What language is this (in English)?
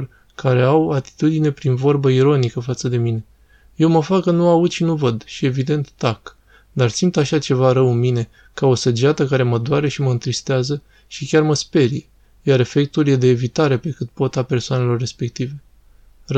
Romanian